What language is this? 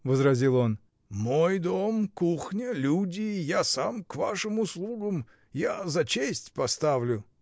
Russian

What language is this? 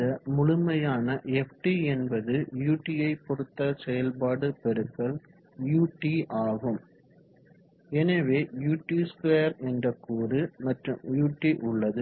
Tamil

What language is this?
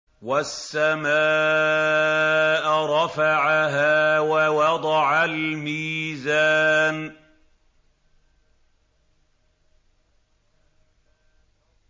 Arabic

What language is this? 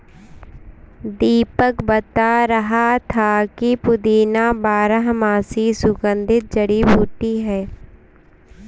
Hindi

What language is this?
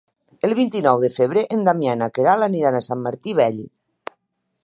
Catalan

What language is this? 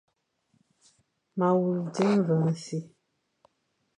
Fang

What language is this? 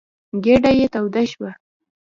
Pashto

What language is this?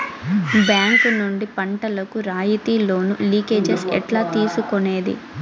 Telugu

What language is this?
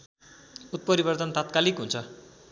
Nepali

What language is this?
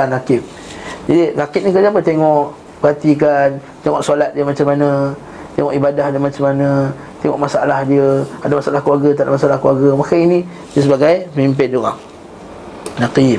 Malay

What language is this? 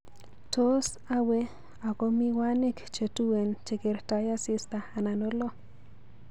Kalenjin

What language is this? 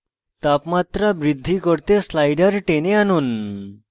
Bangla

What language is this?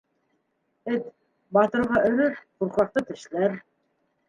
Bashkir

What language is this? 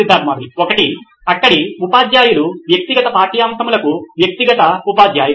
Telugu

